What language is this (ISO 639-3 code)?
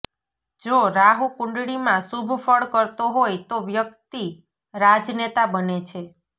guj